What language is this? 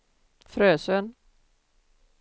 Swedish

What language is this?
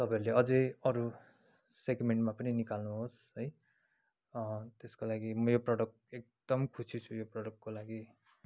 Nepali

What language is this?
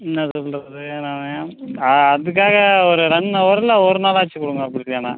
Tamil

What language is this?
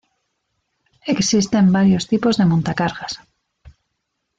Spanish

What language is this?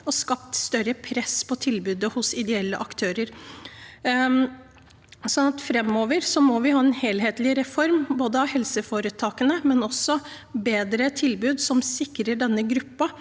Norwegian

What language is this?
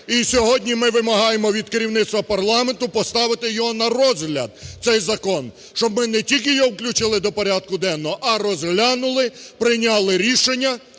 Ukrainian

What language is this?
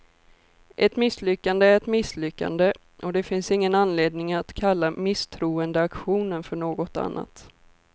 Swedish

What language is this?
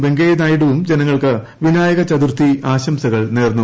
Malayalam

